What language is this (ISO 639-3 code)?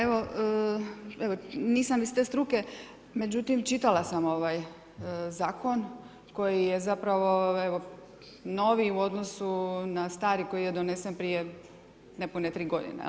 hrv